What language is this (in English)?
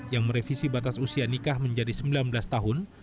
Indonesian